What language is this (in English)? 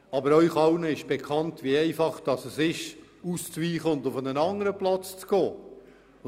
Swiss German